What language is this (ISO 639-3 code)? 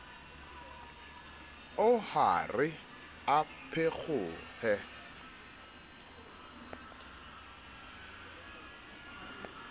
sot